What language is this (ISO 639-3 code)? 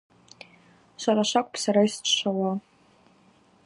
abq